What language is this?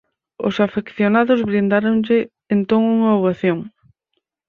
Galician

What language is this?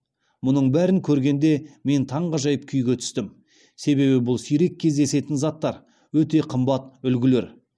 Kazakh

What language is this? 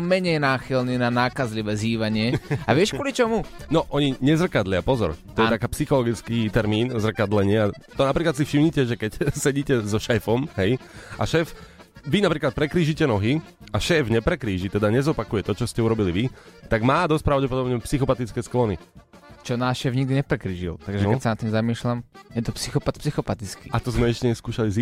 Slovak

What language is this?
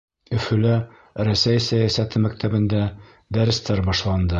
Bashkir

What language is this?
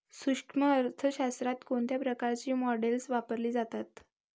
Marathi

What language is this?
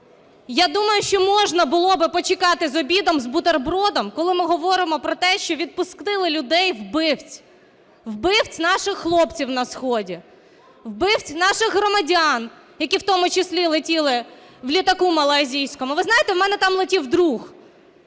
Ukrainian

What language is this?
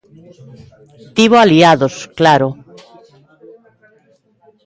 Galician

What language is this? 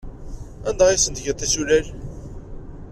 Kabyle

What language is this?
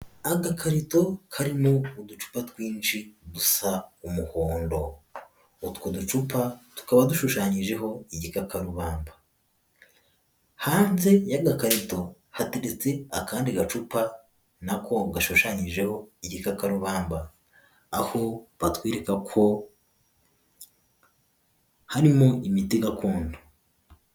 Kinyarwanda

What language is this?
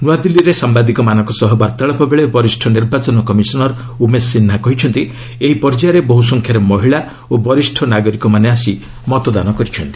Odia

